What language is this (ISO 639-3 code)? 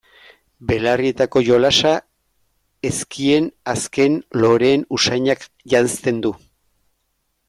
eus